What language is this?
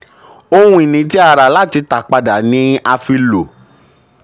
Yoruba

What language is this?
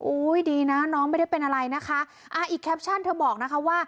Thai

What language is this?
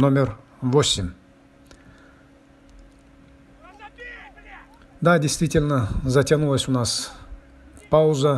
Russian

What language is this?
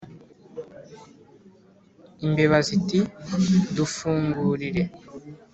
Kinyarwanda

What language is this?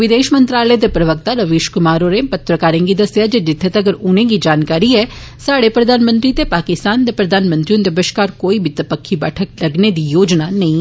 Dogri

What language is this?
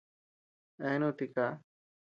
Tepeuxila Cuicatec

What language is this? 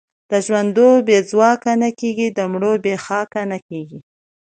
Pashto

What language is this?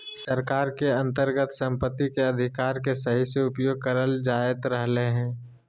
Magahi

